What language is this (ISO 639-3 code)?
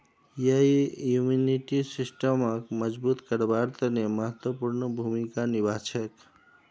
mag